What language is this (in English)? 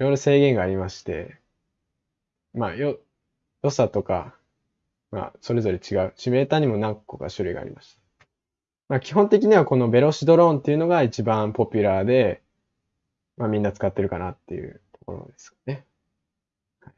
Japanese